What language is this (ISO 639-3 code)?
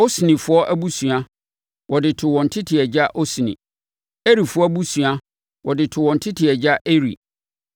aka